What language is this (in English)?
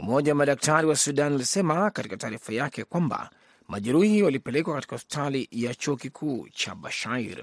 Swahili